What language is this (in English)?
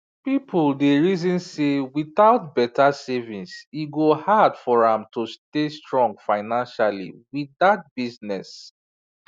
Nigerian Pidgin